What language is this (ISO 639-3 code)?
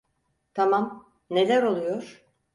tur